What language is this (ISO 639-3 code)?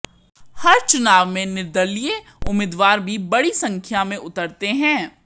hin